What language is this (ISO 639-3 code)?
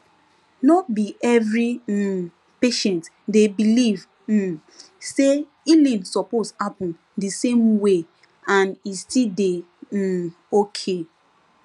pcm